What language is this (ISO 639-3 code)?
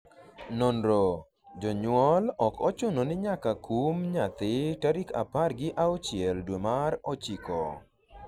luo